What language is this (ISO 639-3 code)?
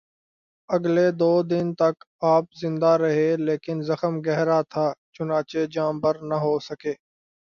urd